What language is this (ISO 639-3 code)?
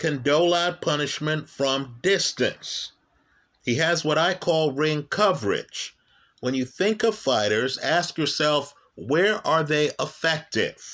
eng